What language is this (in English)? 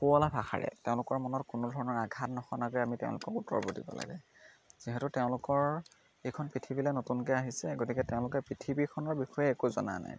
Assamese